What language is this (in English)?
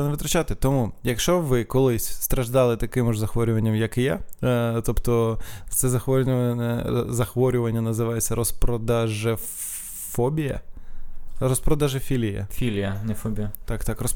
Ukrainian